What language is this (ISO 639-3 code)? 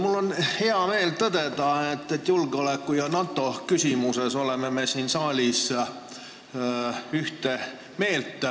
est